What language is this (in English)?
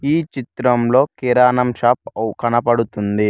Telugu